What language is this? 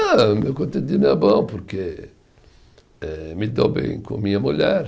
Portuguese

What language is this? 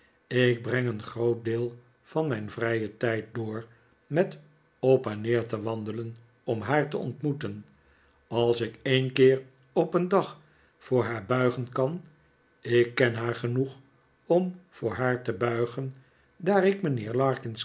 Dutch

